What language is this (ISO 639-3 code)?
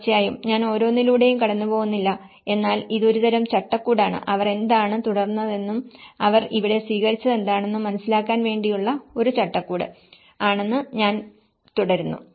mal